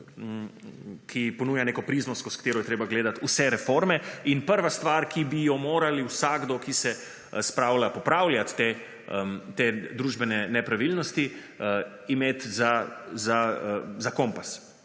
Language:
Slovenian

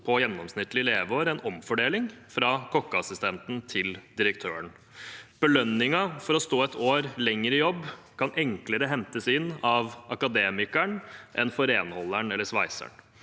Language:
Norwegian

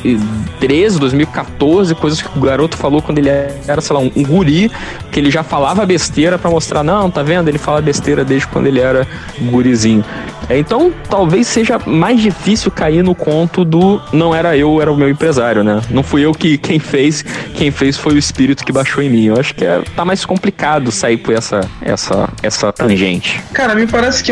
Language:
Portuguese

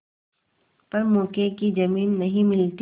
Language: Hindi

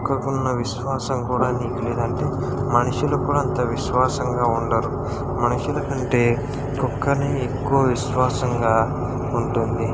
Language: Telugu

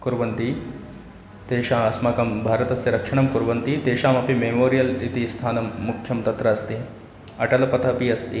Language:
Sanskrit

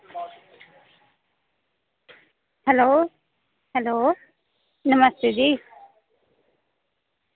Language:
Dogri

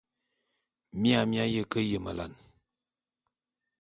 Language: Bulu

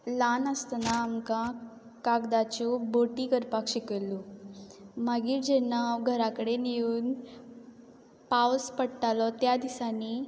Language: Konkani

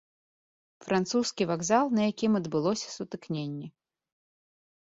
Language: Belarusian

